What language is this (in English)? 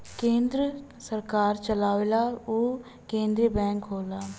Bhojpuri